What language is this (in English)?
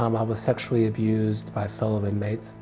English